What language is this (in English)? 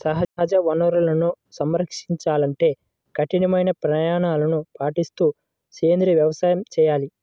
Telugu